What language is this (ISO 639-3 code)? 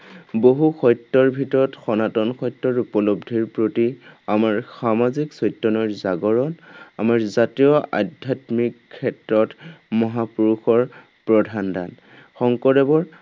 asm